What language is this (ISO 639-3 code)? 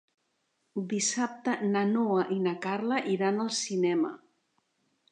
cat